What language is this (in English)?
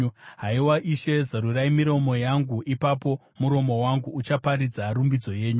Shona